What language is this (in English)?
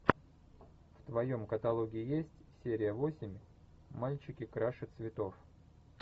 Russian